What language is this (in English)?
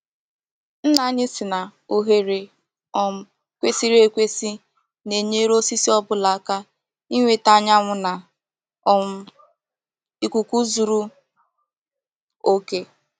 Igbo